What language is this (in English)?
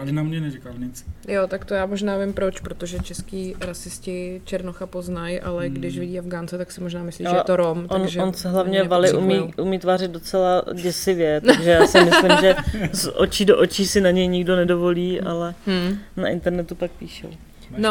Czech